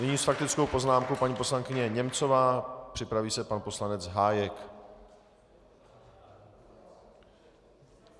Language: Czech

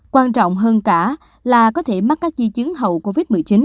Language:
Vietnamese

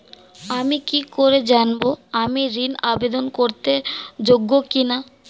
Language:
Bangla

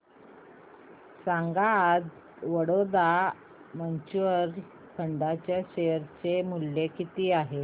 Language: Marathi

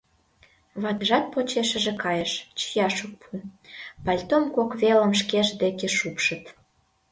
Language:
Mari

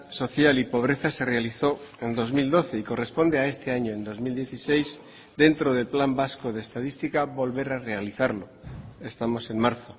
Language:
Spanish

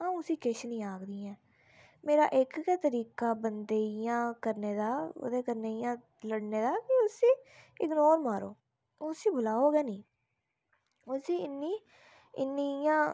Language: Dogri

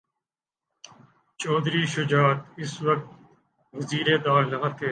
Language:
Urdu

